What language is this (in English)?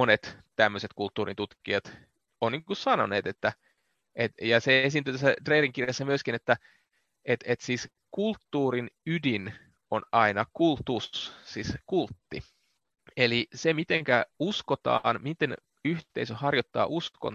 Finnish